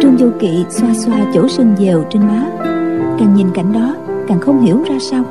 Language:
Vietnamese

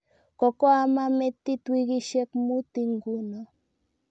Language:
Kalenjin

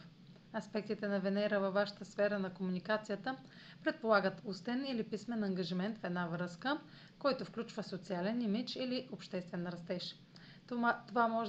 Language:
Bulgarian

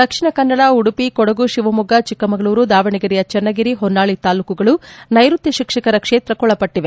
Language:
Kannada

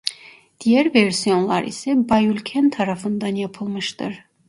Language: Turkish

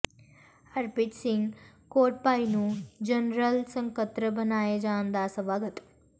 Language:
Punjabi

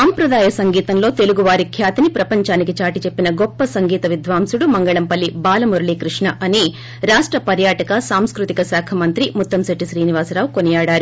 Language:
Telugu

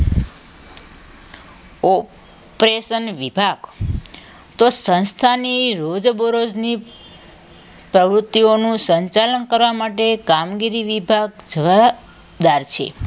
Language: Gujarati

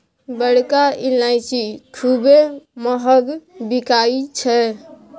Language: Maithili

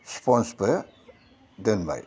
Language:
Bodo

